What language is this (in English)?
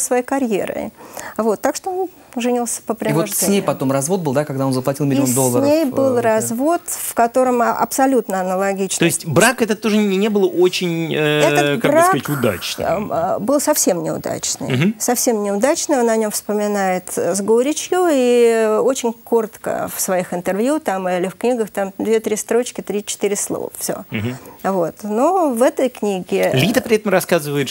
Russian